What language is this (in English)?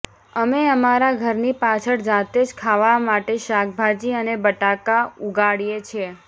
Gujarati